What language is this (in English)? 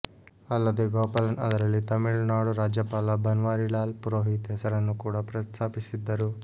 Kannada